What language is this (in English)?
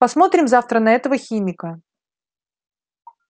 Russian